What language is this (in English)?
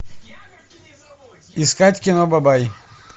Russian